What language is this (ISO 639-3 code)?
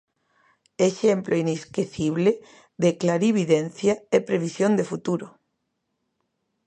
glg